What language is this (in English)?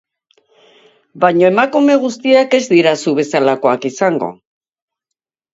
Basque